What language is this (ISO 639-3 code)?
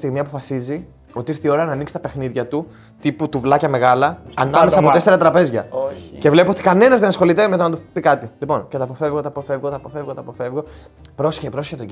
ell